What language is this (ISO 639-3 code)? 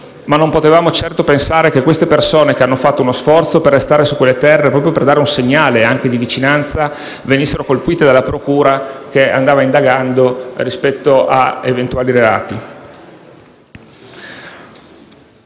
ita